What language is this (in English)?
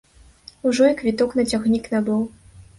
Belarusian